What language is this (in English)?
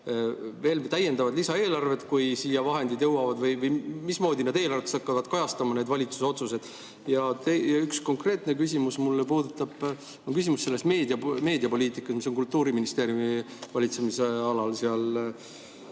Estonian